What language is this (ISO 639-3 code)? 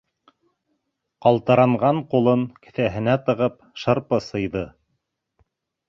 bak